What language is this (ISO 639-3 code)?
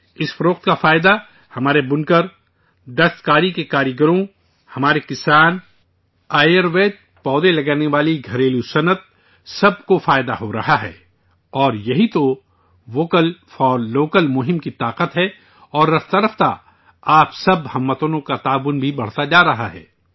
urd